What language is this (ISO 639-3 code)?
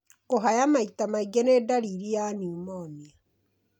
kik